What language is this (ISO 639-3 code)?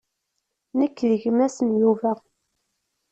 kab